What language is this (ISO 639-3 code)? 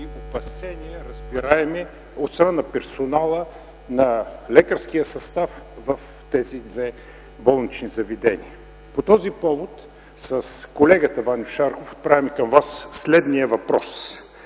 bul